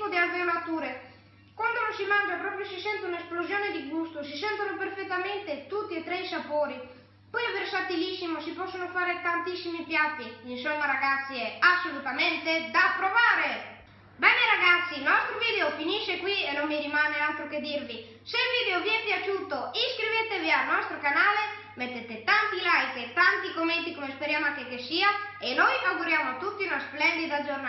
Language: Italian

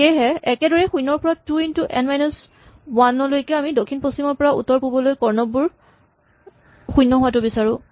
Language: Assamese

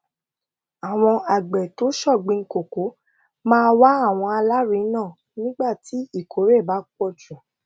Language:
Yoruba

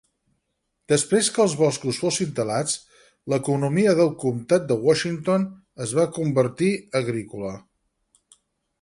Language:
Catalan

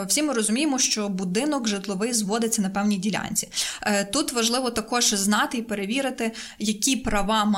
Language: Ukrainian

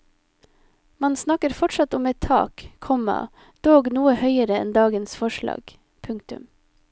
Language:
Norwegian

